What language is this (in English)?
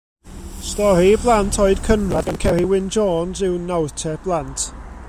Welsh